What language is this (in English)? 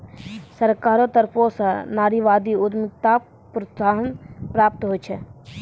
Maithili